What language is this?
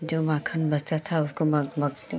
Hindi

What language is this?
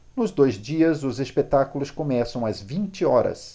Portuguese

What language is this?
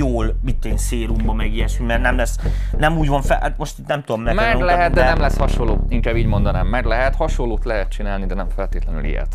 Hungarian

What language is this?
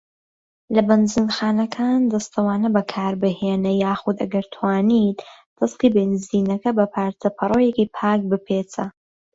Central Kurdish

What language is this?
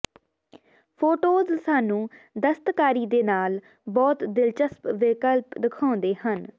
Punjabi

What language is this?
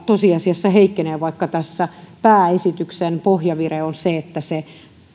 Finnish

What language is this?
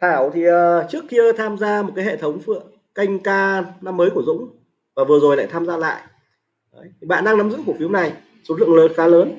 Vietnamese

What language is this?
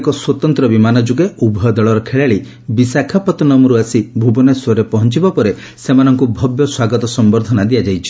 Odia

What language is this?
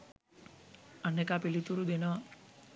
Sinhala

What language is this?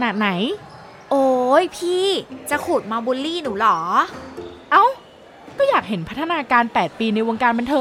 Thai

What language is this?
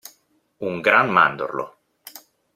Italian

